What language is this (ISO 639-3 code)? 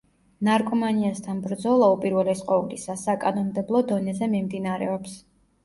kat